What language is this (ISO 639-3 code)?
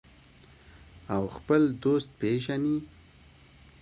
pus